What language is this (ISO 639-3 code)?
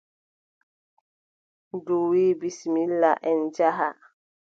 fub